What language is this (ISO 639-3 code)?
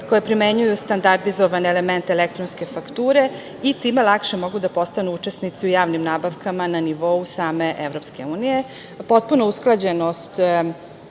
srp